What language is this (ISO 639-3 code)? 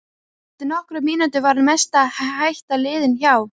isl